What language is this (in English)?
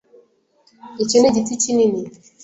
Kinyarwanda